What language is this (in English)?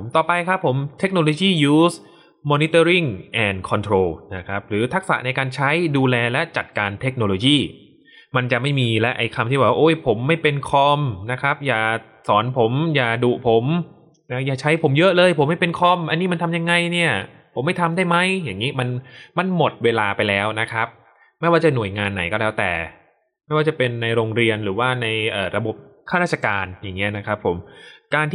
Thai